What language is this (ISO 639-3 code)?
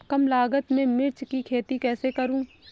hin